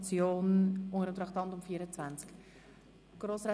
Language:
Swiss German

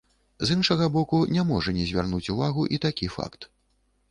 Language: Belarusian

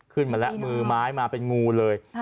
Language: Thai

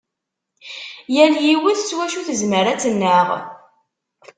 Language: Kabyle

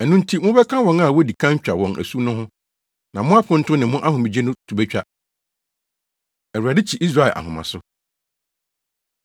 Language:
Akan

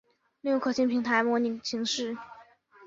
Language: Chinese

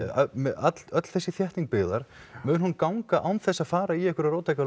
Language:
Icelandic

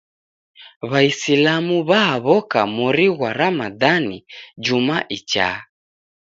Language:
Taita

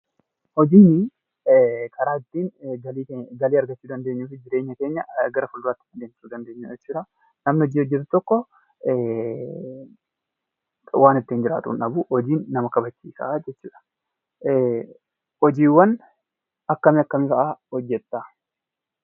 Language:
Oromo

